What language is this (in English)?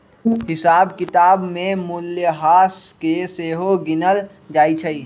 Magahi